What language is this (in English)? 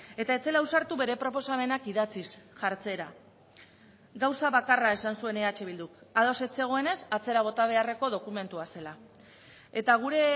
Basque